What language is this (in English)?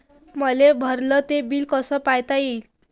Marathi